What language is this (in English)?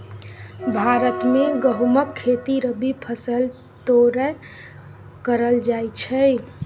Maithili